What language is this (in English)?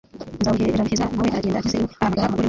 Kinyarwanda